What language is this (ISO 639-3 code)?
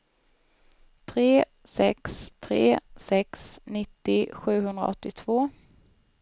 swe